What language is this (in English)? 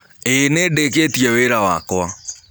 Kikuyu